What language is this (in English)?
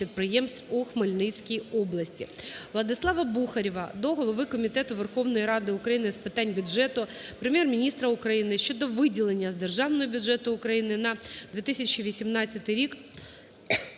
Ukrainian